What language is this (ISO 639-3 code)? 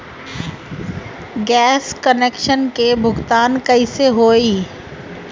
bho